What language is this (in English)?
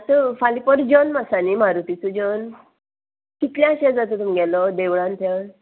Konkani